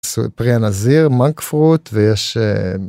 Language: Hebrew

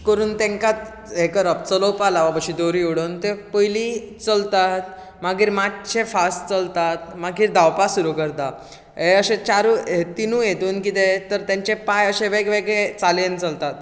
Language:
Konkani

